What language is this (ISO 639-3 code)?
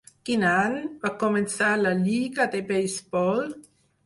cat